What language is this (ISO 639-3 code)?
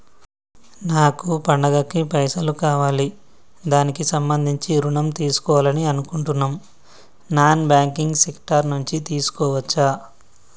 tel